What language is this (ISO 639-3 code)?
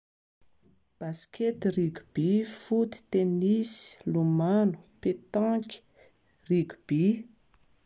mlg